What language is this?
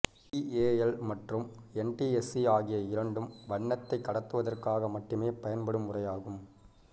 Tamil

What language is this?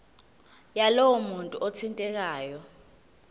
Zulu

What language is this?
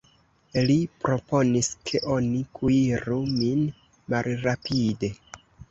Esperanto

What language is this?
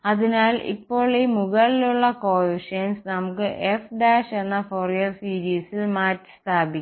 Malayalam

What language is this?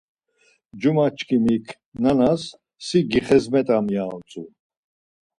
Laz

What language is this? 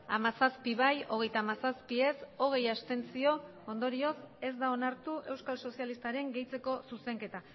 Basque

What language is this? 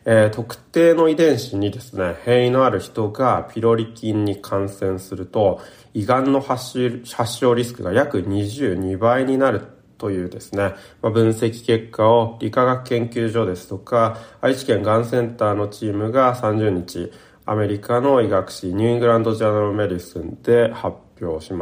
Japanese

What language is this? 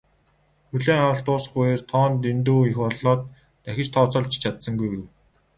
Mongolian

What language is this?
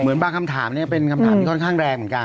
Thai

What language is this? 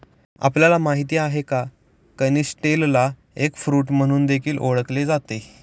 Marathi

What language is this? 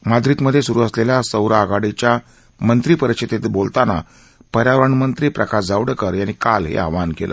Marathi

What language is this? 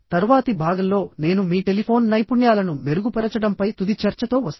Telugu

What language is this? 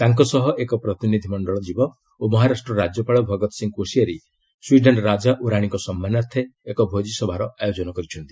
Odia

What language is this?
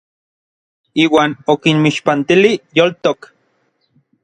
Orizaba Nahuatl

